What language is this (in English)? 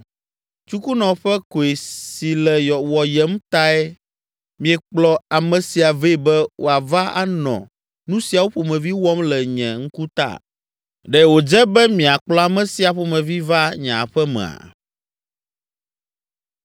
Ewe